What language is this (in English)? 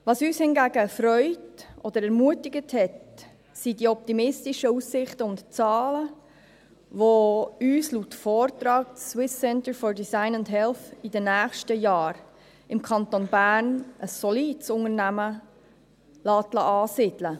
Swiss German